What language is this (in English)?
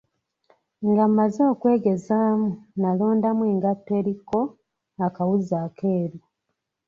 Ganda